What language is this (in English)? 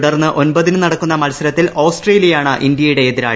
Malayalam